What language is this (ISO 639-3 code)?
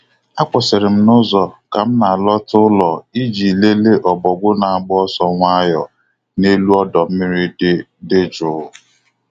ibo